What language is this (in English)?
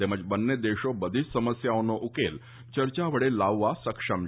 Gujarati